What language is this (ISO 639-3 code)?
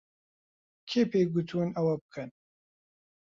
ckb